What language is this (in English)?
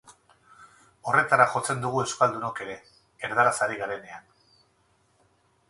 Basque